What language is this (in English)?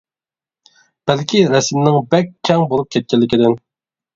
Uyghur